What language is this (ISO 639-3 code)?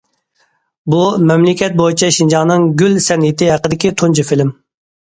uig